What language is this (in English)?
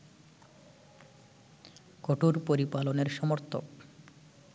Bangla